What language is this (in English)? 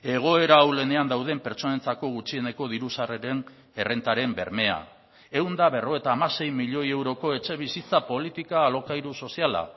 Basque